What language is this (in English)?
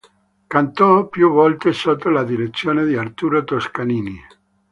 Italian